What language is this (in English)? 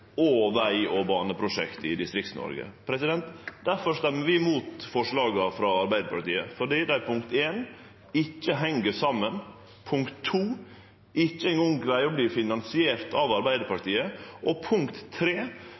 Norwegian Nynorsk